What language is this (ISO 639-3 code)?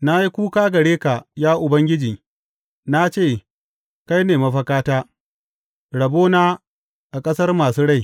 hau